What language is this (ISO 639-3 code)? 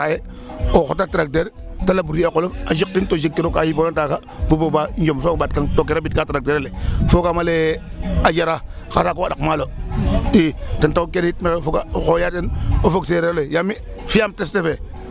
srr